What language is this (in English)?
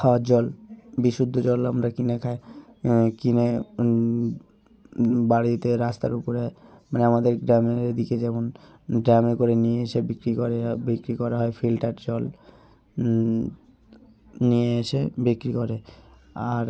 Bangla